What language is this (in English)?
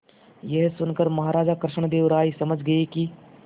Hindi